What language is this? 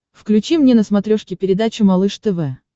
Russian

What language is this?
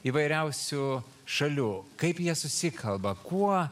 Lithuanian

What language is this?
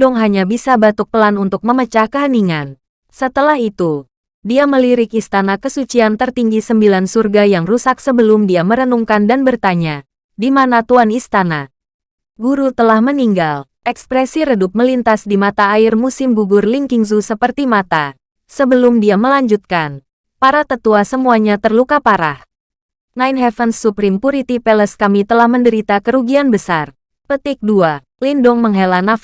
Indonesian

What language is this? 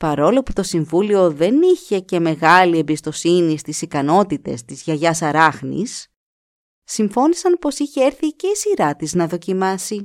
Greek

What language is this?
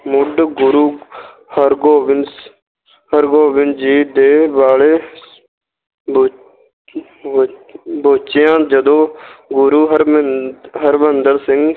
Punjabi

